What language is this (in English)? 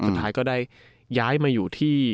Thai